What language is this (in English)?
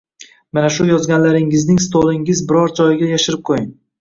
Uzbek